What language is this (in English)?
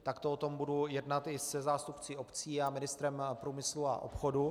Czech